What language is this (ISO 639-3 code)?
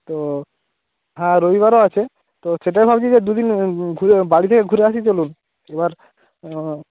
ben